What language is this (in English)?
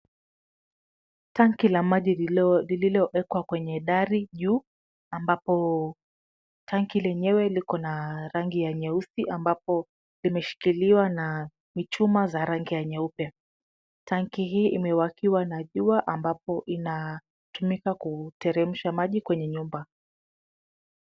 Swahili